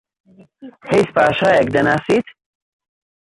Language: Central Kurdish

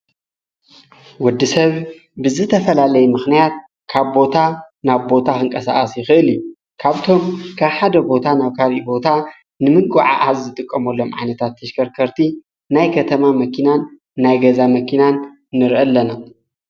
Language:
Tigrinya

